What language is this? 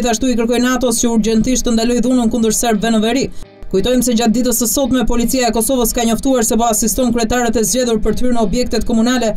Romanian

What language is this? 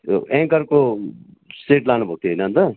Nepali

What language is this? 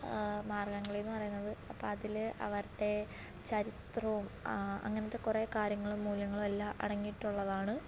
Malayalam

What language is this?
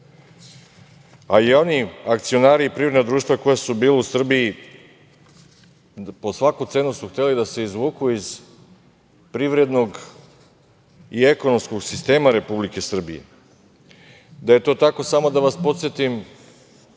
Serbian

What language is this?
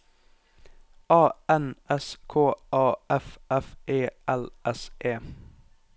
Norwegian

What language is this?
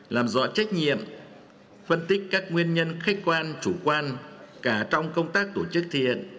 Vietnamese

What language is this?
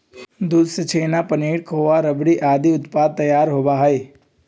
Magahi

